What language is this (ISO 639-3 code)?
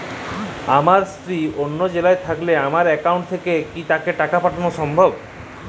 ben